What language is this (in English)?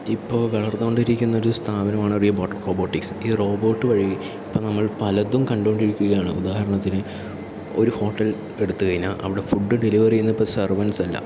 Malayalam